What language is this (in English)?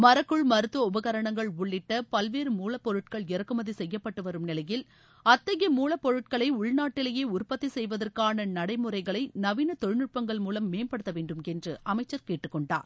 Tamil